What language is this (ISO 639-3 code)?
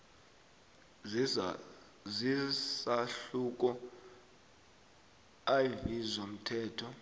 nbl